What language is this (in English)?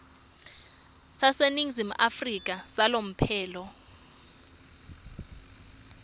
Swati